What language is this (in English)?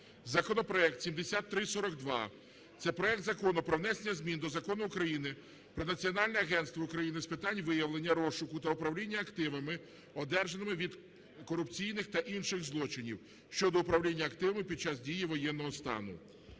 Ukrainian